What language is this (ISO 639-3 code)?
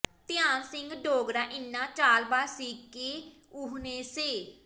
pan